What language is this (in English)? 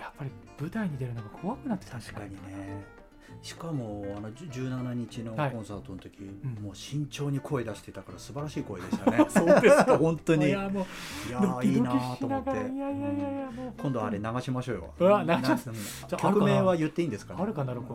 Japanese